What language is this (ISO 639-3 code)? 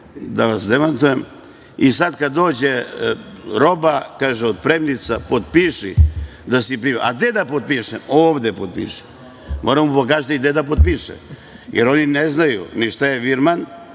srp